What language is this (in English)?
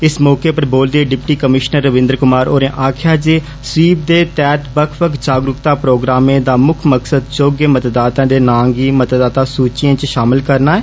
Dogri